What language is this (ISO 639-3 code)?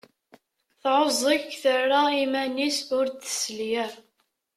kab